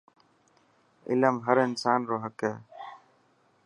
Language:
Dhatki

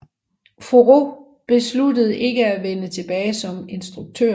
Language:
Danish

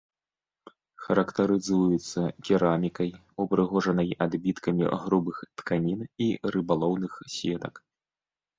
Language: Belarusian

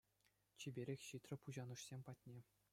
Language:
Chuvash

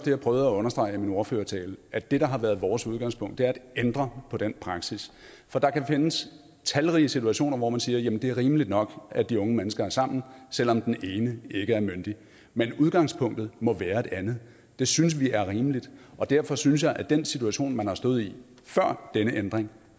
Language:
Danish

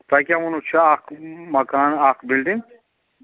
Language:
Kashmiri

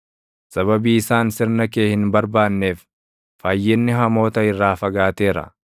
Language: Oromo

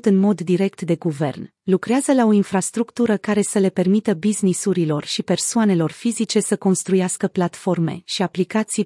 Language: Romanian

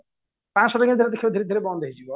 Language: Odia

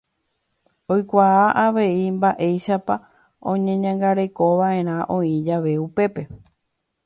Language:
Guarani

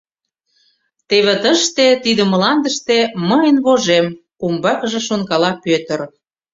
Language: Mari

